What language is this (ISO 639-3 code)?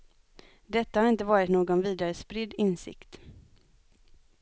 swe